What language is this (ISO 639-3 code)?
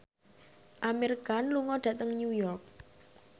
jav